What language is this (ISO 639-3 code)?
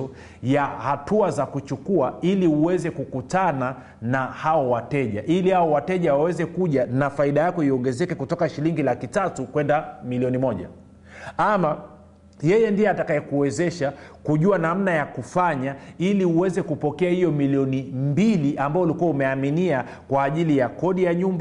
swa